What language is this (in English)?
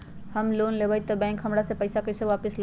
Magahi